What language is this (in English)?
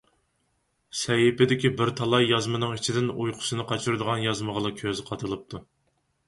Uyghur